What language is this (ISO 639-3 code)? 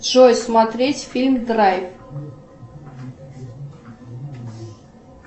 rus